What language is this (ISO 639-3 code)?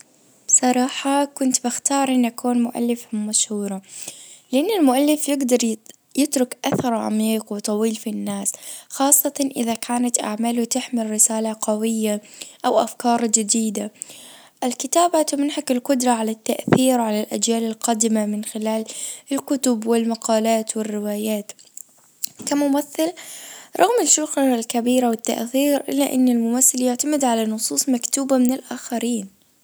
ars